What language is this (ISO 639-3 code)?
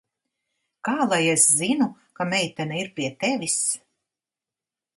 lav